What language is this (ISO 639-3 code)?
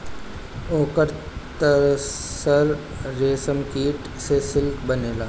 bho